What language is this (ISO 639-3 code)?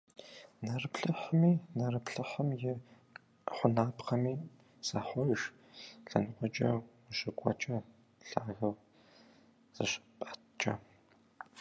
kbd